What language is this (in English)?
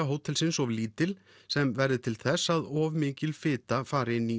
Icelandic